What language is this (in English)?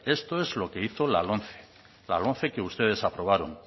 Spanish